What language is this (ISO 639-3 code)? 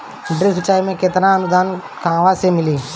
bho